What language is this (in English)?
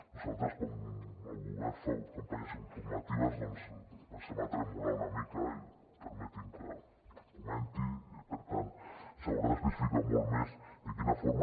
Catalan